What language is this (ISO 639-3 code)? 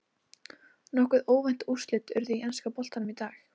isl